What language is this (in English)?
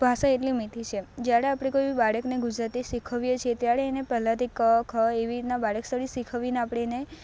Gujarati